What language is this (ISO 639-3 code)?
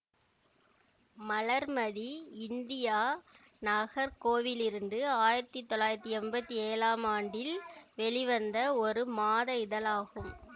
tam